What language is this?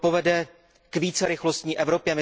Czech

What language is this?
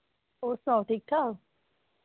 Dogri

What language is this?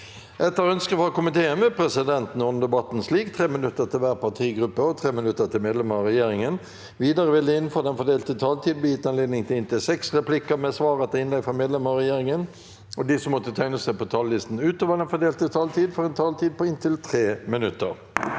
Norwegian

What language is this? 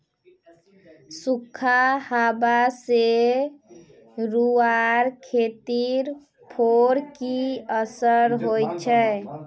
Magahi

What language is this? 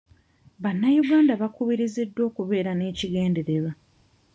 Ganda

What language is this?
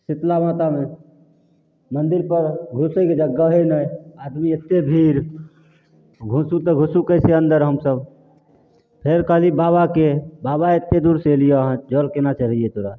Maithili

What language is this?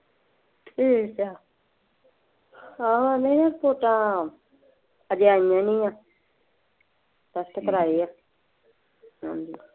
Punjabi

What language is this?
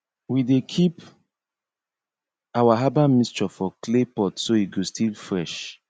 Nigerian Pidgin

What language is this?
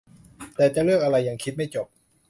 Thai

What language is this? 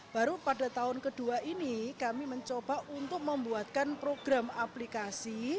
Indonesian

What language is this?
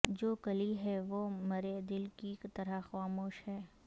Urdu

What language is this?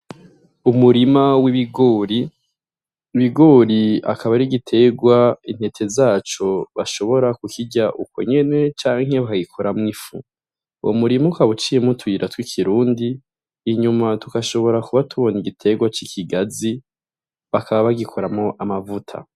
Rundi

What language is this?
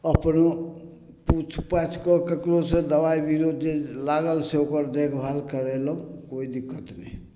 Maithili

